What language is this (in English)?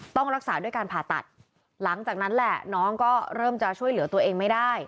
Thai